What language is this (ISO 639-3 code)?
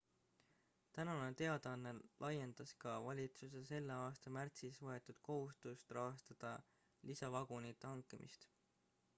est